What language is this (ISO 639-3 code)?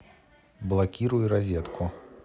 rus